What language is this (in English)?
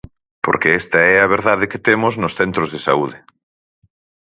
Galician